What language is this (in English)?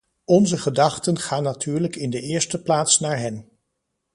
Dutch